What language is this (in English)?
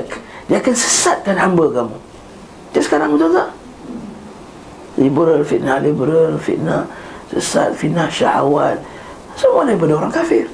Malay